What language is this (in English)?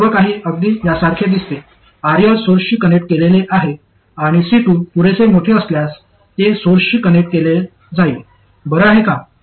Marathi